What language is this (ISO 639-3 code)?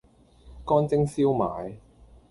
yue